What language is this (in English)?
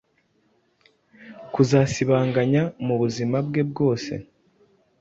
Kinyarwanda